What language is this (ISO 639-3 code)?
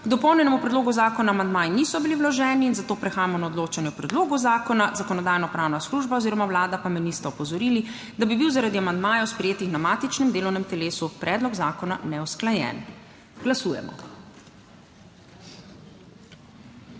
slv